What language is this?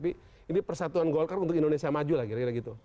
Indonesian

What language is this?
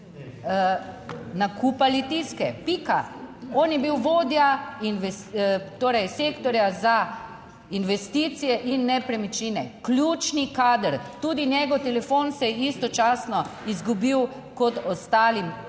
Slovenian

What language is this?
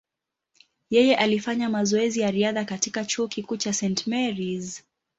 Swahili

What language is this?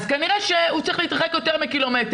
Hebrew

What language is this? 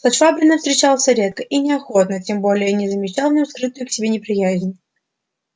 Russian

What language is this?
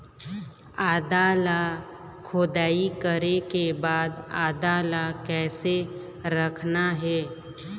Chhattisgarhi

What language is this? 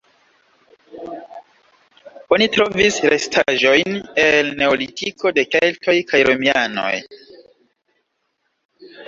Esperanto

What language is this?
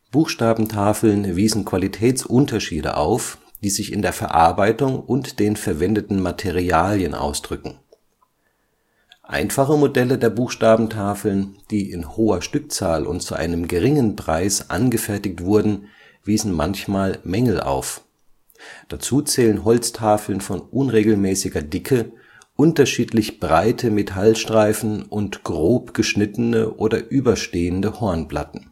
German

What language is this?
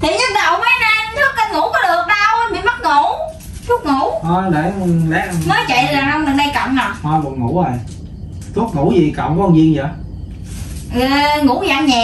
Vietnamese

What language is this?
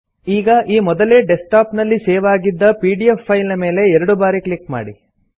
Kannada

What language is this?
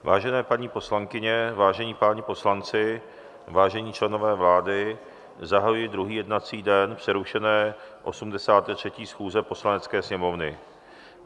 Czech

